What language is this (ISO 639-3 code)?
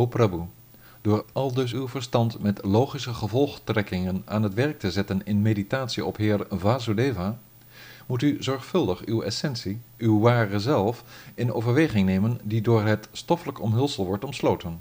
nld